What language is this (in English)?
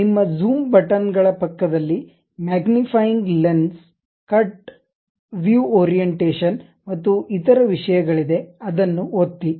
Kannada